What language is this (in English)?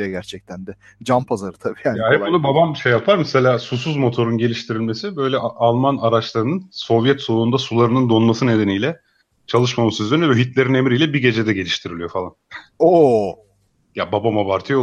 Turkish